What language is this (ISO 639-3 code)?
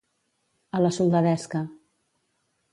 cat